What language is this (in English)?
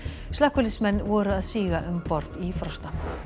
Icelandic